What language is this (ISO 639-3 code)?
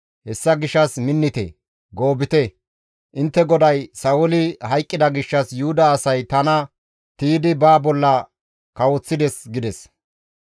gmv